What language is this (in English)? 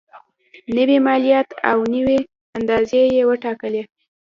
Pashto